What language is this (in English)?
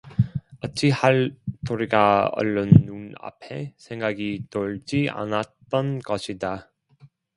Korean